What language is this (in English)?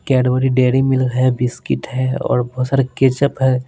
Hindi